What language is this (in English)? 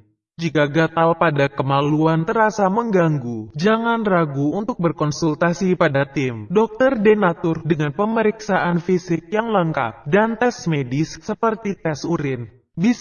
Indonesian